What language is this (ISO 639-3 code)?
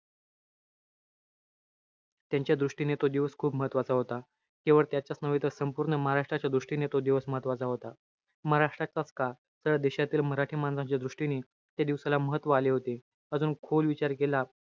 mar